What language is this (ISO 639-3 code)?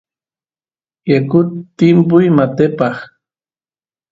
qus